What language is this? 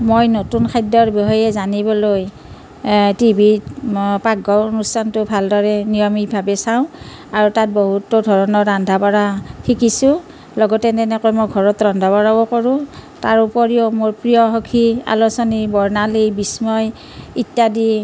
Assamese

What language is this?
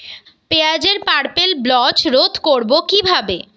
Bangla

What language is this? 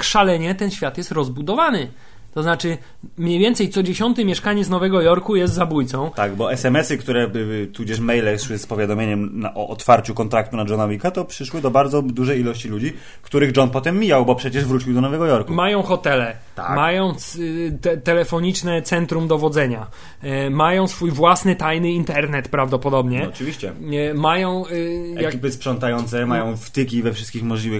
Polish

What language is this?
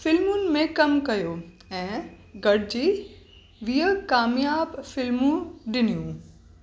Sindhi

